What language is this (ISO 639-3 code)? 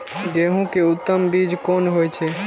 mai